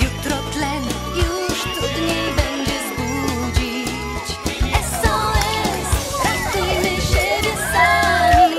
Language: Polish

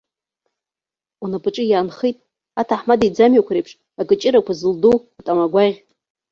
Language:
Abkhazian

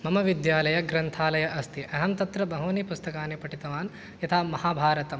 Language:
Sanskrit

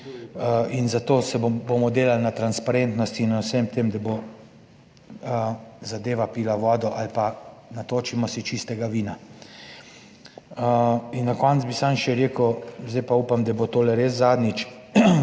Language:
Slovenian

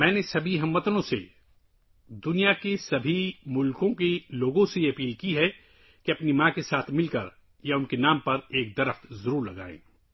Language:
Urdu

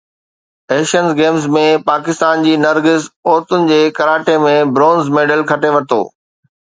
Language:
Sindhi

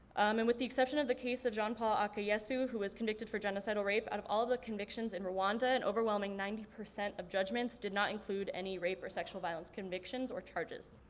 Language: English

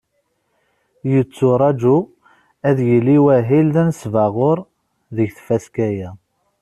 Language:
Kabyle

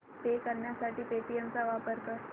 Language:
Marathi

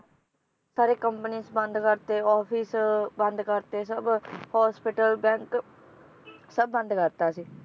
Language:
Punjabi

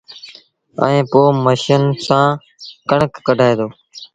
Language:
Sindhi Bhil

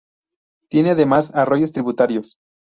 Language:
Spanish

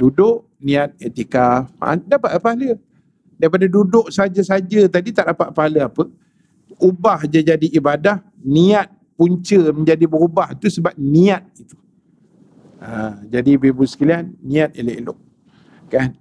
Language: Malay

